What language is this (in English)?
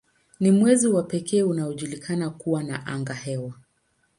Swahili